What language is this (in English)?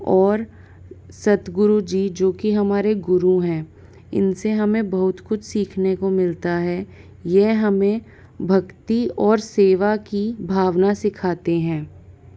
Hindi